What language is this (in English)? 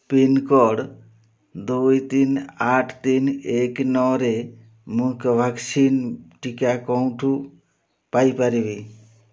Odia